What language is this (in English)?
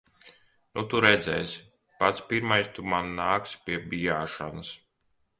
Latvian